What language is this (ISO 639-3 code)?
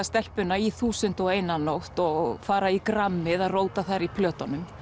isl